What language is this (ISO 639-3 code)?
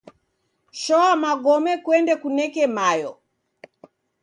dav